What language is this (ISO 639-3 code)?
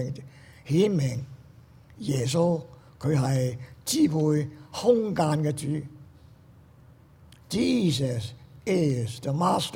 zho